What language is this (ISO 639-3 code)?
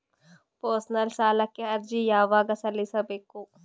kan